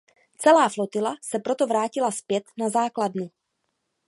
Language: Czech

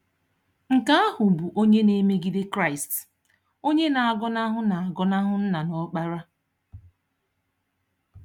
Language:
Igbo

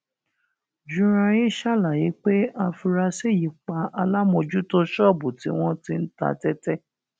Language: Yoruba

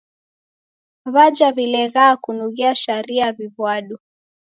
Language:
Taita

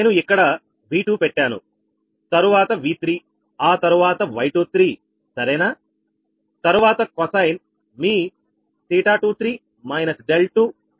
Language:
Telugu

